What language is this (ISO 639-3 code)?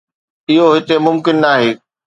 snd